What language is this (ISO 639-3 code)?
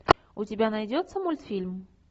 rus